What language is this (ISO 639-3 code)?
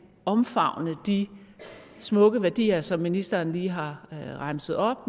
dan